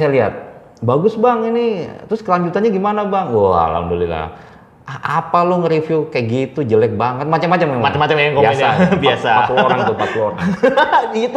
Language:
Indonesian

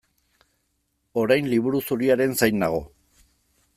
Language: Basque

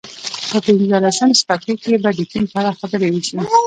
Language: Pashto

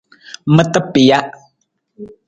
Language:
Nawdm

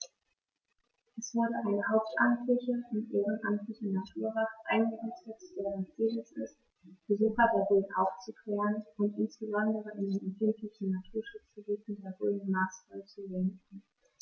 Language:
German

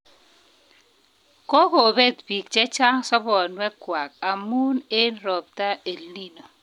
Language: Kalenjin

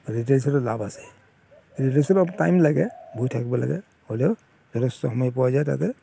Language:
Assamese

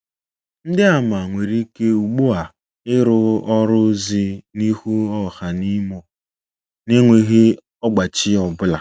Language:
Igbo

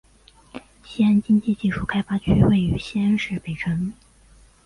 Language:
Chinese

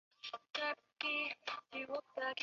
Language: Chinese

